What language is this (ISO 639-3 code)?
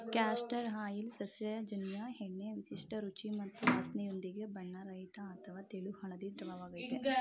kan